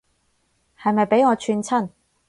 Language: Cantonese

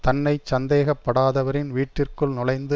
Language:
Tamil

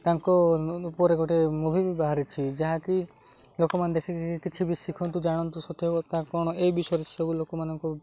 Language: Odia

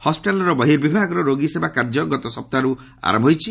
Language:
Odia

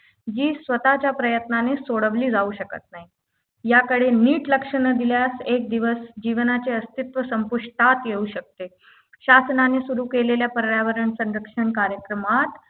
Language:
Marathi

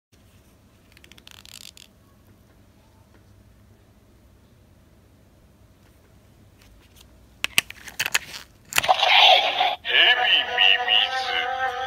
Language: Japanese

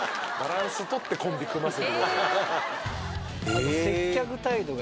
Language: Japanese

